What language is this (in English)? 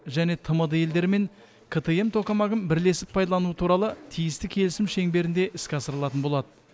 Kazakh